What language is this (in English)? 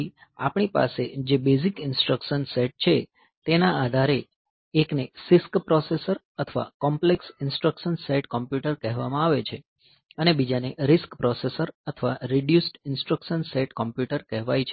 Gujarati